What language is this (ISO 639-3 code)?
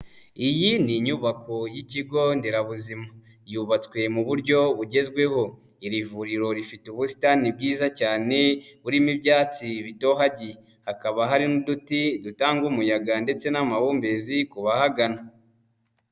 kin